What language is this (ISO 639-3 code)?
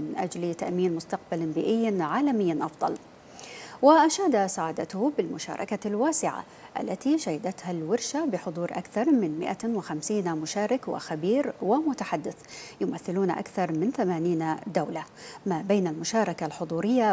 ara